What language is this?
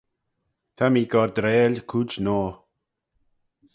Manx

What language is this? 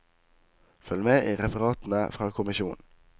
Norwegian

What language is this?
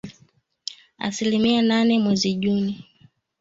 Swahili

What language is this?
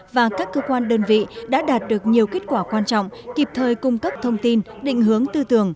Vietnamese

